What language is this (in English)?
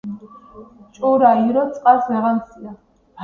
Georgian